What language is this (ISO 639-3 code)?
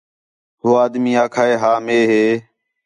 xhe